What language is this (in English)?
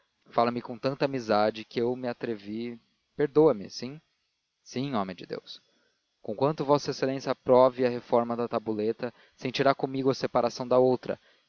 Portuguese